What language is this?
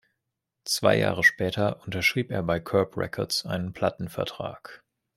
German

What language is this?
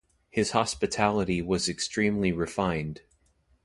English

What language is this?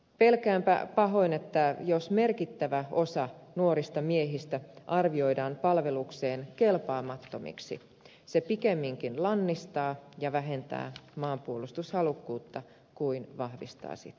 Finnish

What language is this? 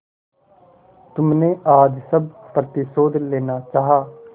Hindi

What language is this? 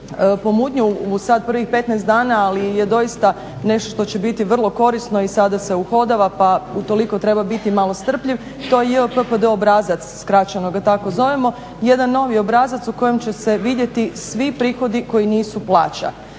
Croatian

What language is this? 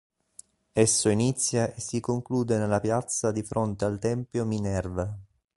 Italian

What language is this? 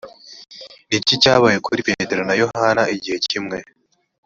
Kinyarwanda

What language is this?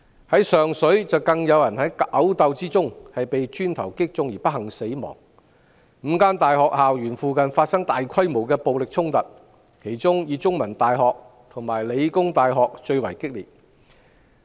Cantonese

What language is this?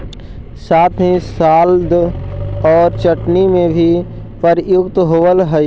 Magahi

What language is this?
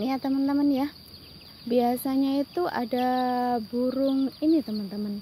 Indonesian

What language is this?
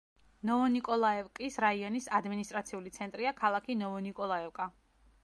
Georgian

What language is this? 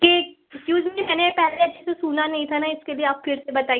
Hindi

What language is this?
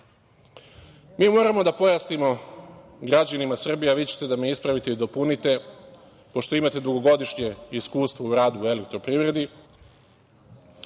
Serbian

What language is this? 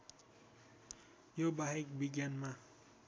Nepali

